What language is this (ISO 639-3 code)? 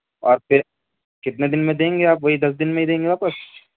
urd